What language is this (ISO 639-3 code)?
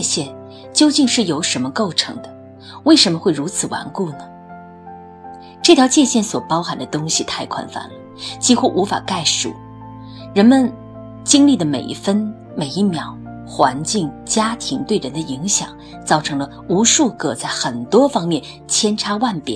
zho